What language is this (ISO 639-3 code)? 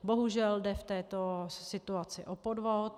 ces